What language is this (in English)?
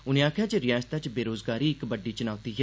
Dogri